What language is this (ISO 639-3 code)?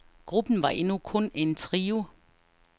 dan